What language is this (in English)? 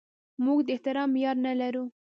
Pashto